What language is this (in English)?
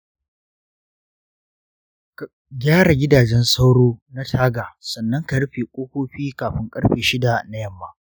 Hausa